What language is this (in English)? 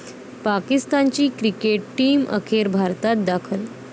Marathi